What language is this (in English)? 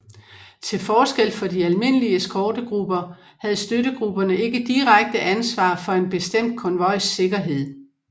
Danish